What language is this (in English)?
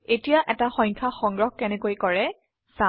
Assamese